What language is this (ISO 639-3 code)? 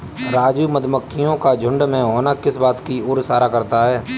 hin